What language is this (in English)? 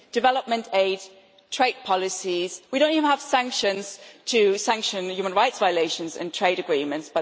English